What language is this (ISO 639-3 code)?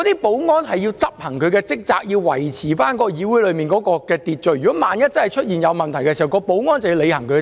yue